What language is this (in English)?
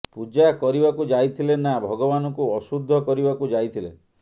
Odia